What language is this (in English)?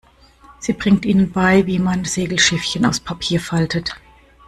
German